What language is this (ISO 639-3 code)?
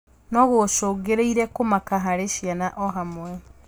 kik